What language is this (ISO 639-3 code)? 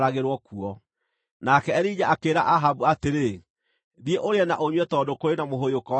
kik